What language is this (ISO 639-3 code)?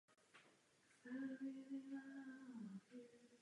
ces